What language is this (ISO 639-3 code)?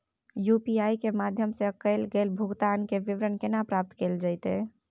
mai